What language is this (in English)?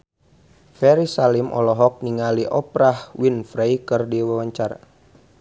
Sundanese